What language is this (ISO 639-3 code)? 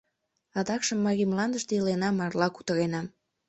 chm